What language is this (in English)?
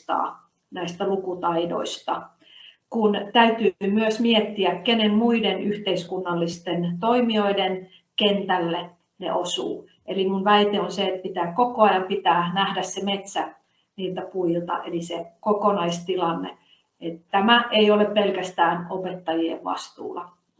Finnish